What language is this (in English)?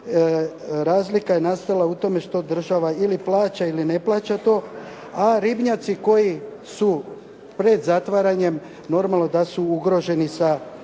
Croatian